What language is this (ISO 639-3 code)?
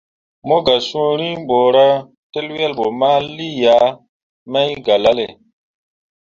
mua